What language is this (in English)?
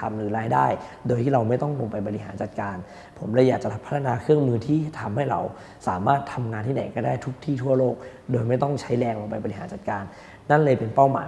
Thai